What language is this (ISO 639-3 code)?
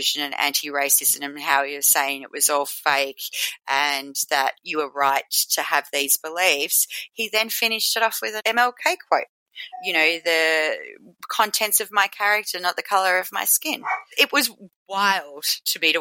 eng